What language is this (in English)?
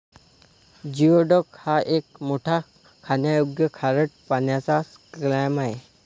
Marathi